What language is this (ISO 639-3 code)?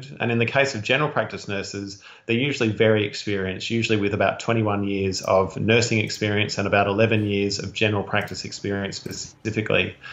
eng